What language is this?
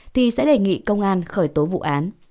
Vietnamese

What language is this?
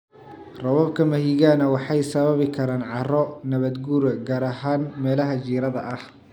Somali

